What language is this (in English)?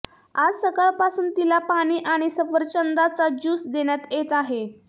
Marathi